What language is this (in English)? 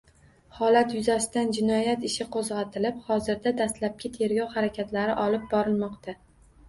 Uzbek